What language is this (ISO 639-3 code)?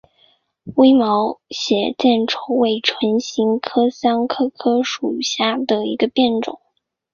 zho